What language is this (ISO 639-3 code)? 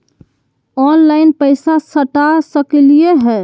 mag